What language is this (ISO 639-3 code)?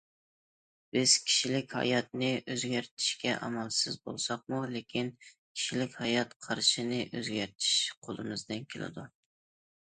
uig